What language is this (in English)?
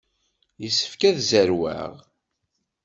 Kabyle